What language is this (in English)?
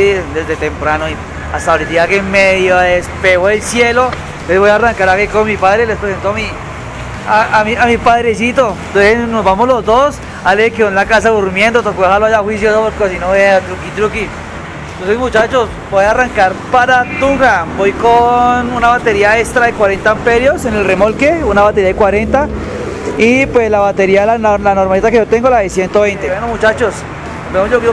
Spanish